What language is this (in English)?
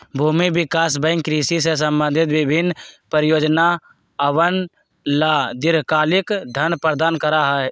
Magahi